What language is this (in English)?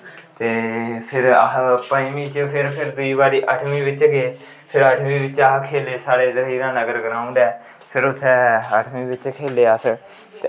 Dogri